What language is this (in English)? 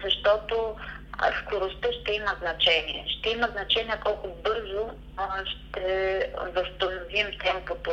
Bulgarian